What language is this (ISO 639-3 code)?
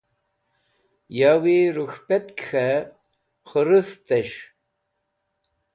wbl